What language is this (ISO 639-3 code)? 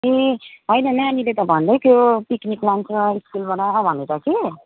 nep